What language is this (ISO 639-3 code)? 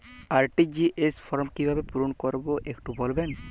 ben